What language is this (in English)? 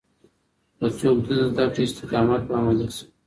Pashto